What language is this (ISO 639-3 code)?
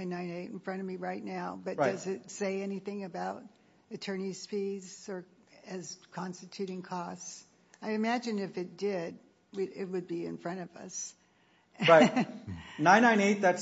eng